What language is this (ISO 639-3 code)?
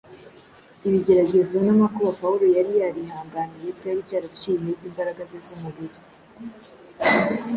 kin